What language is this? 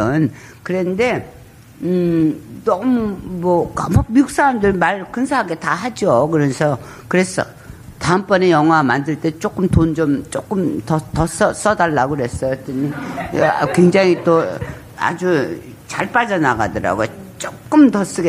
Korean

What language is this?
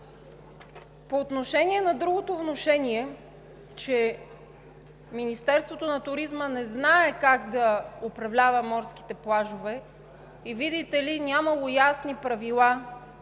Bulgarian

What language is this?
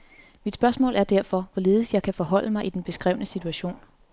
Danish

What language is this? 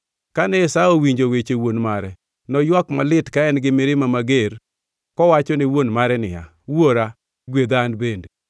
Luo (Kenya and Tanzania)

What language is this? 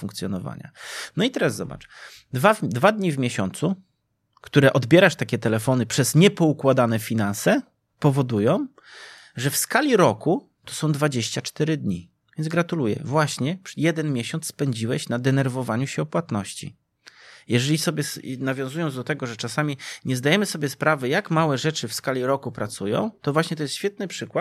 Polish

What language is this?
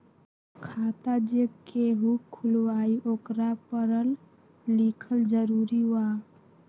Magahi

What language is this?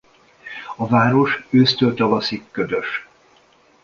Hungarian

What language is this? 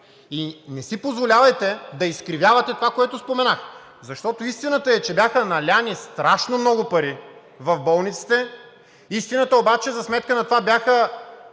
Bulgarian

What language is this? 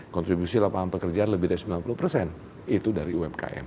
Indonesian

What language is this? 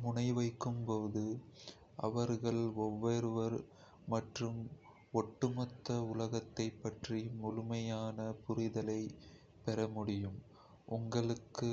Kota (India)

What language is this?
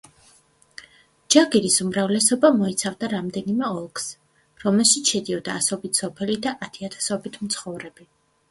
Georgian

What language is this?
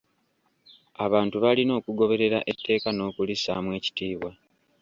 Ganda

